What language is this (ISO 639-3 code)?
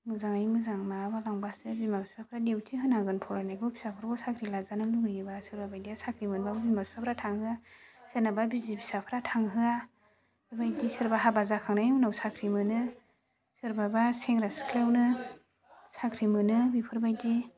brx